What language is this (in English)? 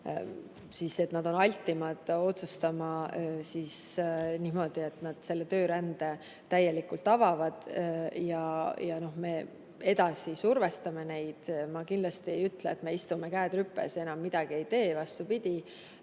Estonian